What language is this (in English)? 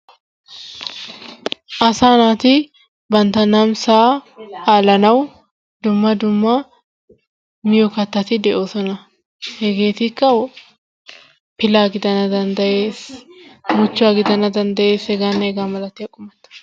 Wolaytta